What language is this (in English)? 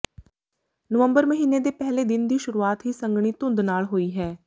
Punjabi